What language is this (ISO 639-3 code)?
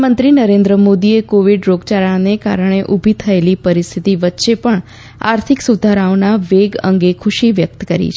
guj